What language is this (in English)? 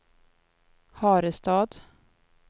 Swedish